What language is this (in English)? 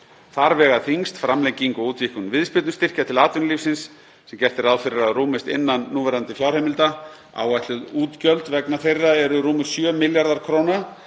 Icelandic